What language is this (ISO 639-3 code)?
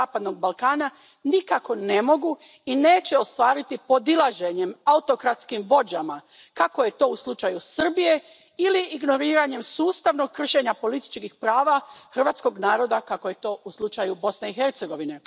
hrv